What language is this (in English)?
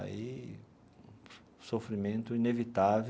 Portuguese